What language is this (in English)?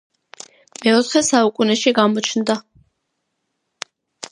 Georgian